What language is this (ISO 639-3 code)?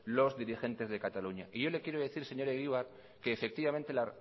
spa